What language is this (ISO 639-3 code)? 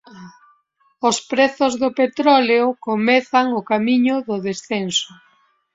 glg